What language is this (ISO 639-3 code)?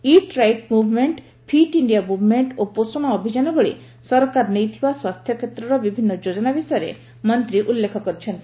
ori